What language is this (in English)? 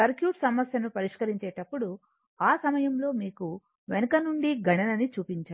Telugu